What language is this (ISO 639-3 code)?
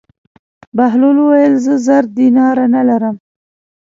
pus